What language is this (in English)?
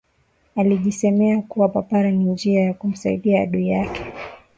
Swahili